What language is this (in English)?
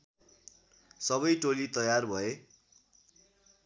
Nepali